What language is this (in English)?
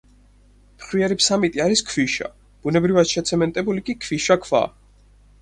Georgian